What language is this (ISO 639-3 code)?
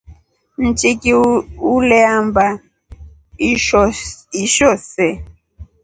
rof